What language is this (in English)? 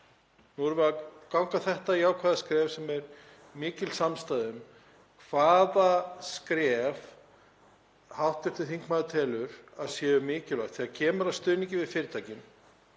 Icelandic